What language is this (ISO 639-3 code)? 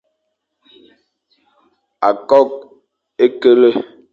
fan